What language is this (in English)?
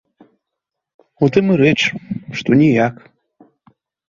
Belarusian